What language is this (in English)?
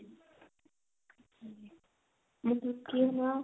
Punjabi